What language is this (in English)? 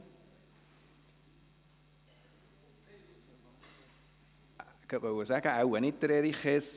Swiss German